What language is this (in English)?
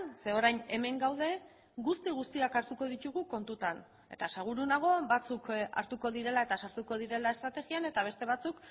Basque